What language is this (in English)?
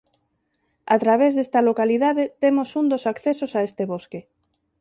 Galician